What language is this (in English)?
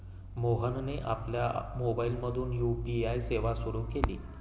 Marathi